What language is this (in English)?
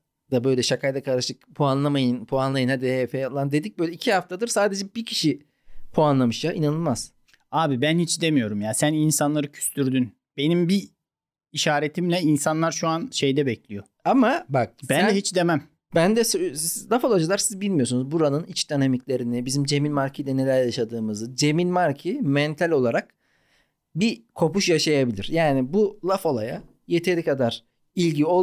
Turkish